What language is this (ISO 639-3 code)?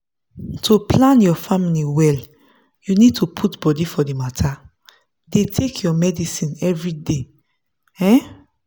pcm